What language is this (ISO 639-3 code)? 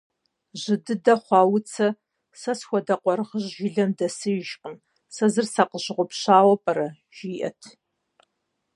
kbd